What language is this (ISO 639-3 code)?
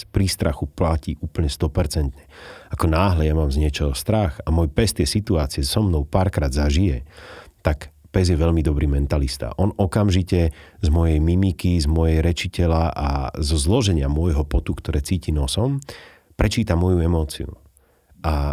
slk